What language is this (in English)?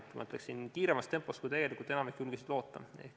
Estonian